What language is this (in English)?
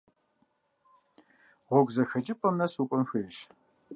Kabardian